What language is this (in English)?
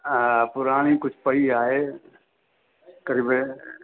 Sindhi